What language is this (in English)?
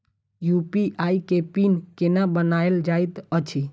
Maithili